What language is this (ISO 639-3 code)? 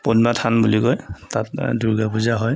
asm